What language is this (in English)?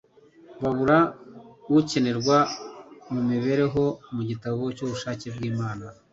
Kinyarwanda